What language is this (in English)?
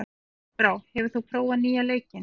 Icelandic